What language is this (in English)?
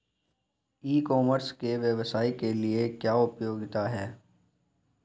Hindi